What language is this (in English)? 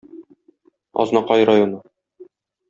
Tatar